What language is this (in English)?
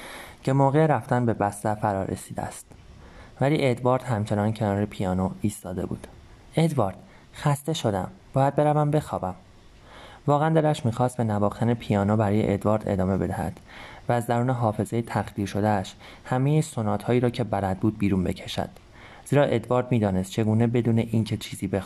Persian